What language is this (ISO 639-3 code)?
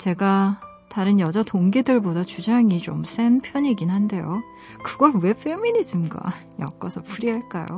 kor